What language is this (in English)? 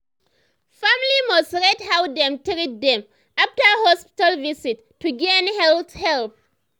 Nigerian Pidgin